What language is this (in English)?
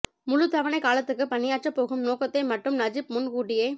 Tamil